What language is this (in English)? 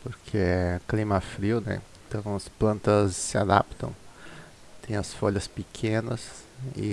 Portuguese